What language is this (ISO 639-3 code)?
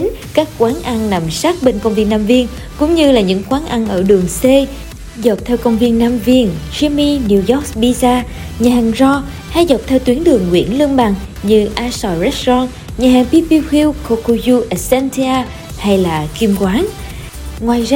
vie